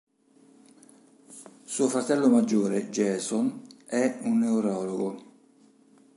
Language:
Italian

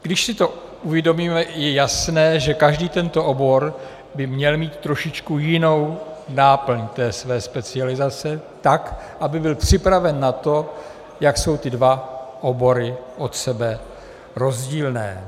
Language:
Czech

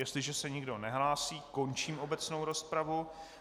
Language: Czech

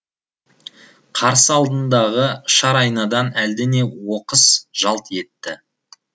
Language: Kazakh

